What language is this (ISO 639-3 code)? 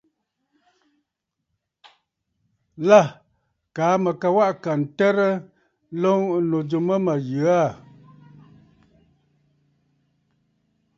bfd